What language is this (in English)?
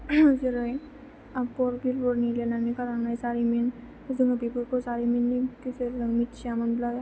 Bodo